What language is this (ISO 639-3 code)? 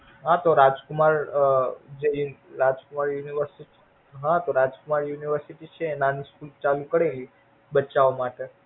guj